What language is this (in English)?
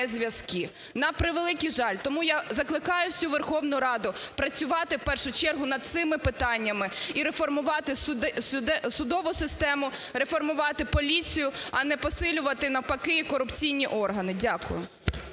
Ukrainian